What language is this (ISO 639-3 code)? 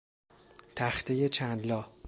fas